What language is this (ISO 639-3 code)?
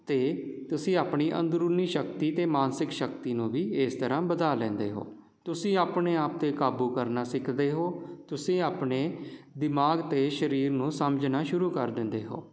pan